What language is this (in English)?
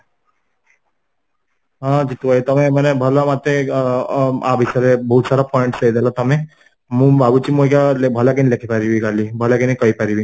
Odia